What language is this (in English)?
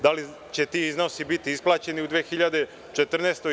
Serbian